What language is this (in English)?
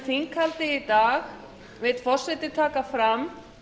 Icelandic